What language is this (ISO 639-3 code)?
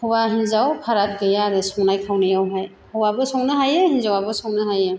brx